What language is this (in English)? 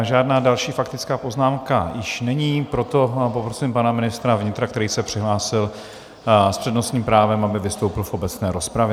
Czech